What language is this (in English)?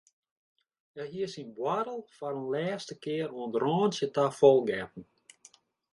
Western Frisian